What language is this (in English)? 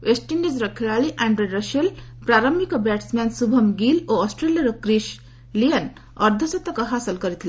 Odia